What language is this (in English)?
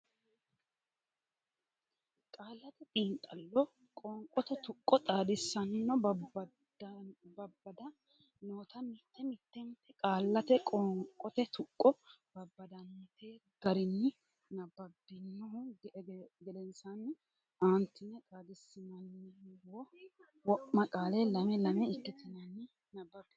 Sidamo